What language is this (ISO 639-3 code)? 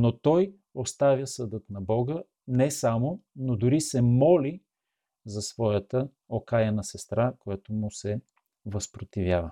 bul